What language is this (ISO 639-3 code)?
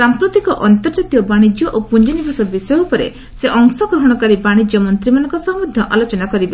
ori